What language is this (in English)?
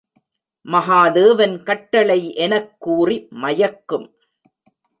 Tamil